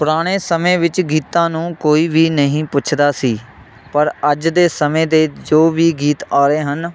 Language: Punjabi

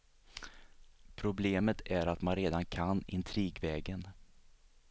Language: Swedish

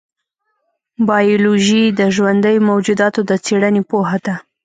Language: Pashto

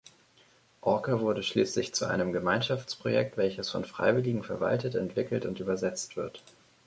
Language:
German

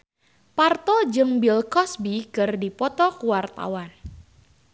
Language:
Sundanese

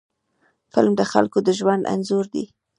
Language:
Pashto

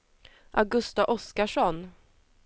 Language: Swedish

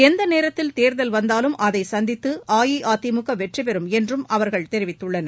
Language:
Tamil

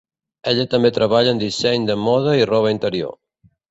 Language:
Catalan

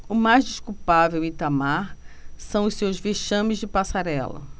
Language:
Portuguese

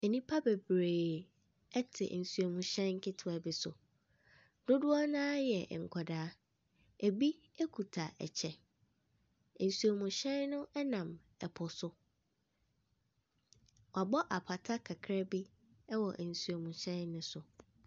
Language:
Akan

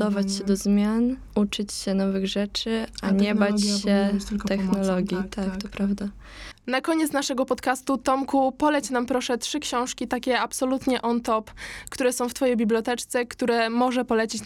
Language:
Polish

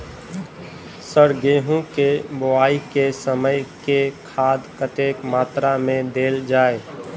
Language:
Maithili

